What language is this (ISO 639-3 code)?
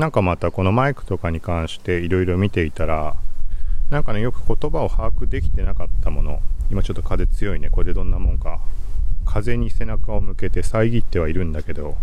jpn